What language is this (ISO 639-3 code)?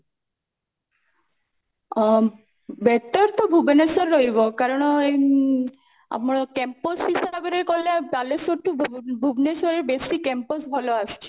ori